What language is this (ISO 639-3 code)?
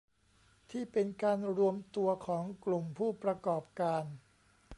tha